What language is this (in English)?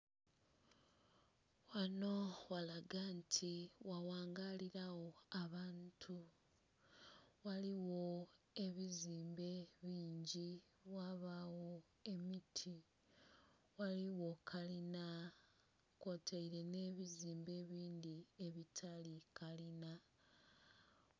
Soga